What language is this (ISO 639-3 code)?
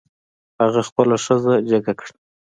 pus